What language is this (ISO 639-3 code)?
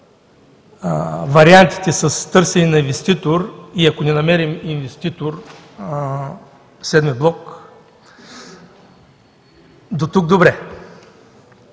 bul